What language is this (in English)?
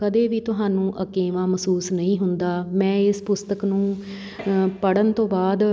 Punjabi